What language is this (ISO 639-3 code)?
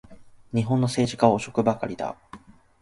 jpn